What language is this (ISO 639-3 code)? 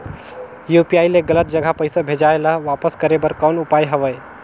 hne